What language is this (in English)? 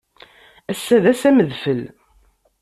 Kabyle